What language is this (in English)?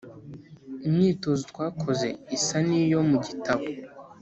Kinyarwanda